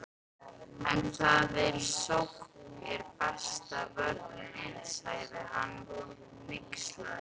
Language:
Icelandic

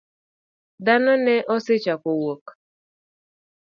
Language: Luo (Kenya and Tanzania)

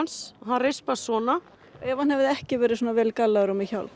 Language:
Icelandic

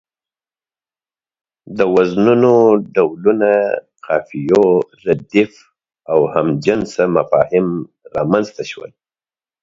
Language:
Pashto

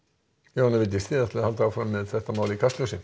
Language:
Icelandic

